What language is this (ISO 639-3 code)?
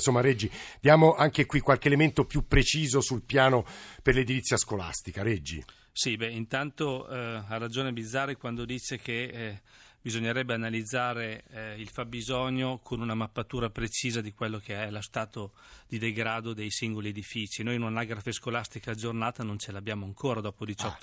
ita